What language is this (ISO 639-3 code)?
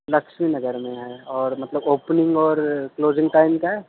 urd